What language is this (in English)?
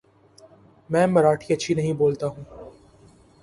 Urdu